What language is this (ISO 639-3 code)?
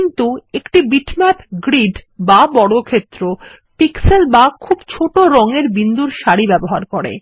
ben